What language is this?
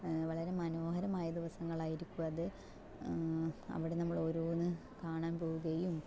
Malayalam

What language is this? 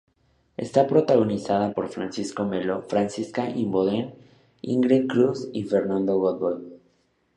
Spanish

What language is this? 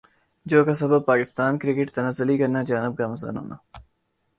Urdu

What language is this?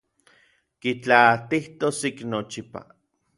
Orizaba Nahuatl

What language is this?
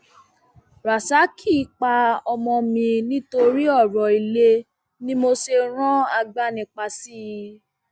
Yoruba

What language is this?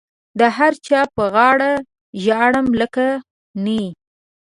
Pashto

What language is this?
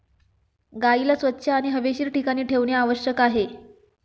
Marathi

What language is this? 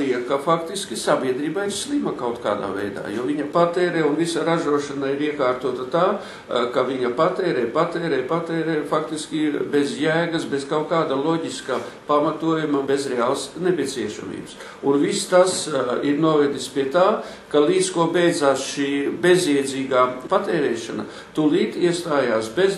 Latvian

